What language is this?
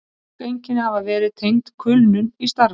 Icelandic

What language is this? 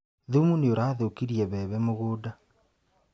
Kikuyu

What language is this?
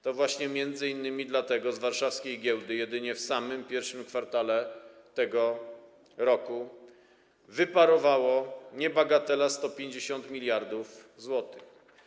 Polish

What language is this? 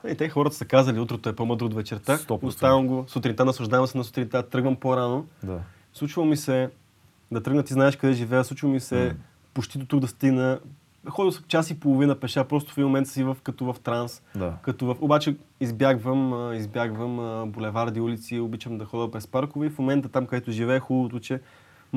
Bulgarian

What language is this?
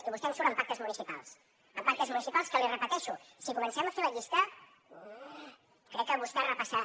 Catalan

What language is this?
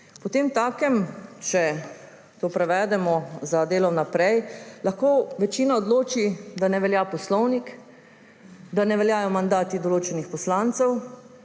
Slovenian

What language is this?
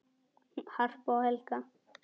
Icelandic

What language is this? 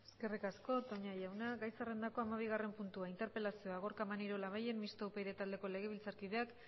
Basque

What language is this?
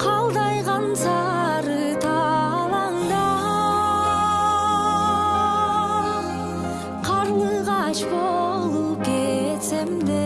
Turkish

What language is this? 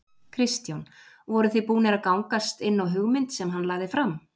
Icelandic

